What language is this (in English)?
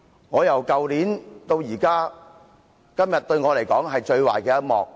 Cantonese